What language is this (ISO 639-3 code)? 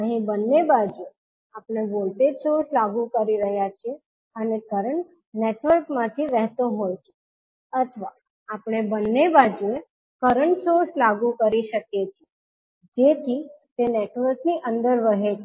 guj